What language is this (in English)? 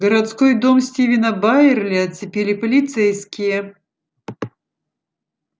Russian